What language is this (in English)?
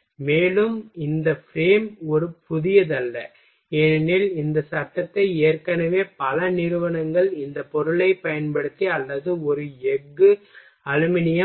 Tamil